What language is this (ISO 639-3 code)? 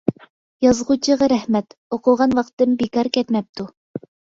uig